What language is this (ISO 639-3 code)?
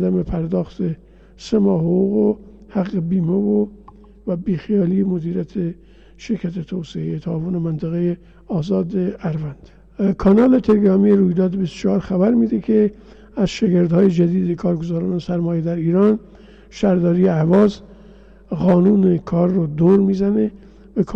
fas